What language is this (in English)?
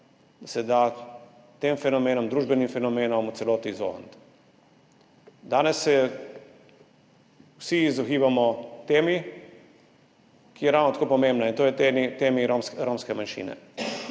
Slovenian